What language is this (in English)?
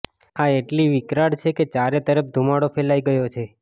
Gujarati